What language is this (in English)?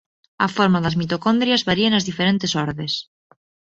Galician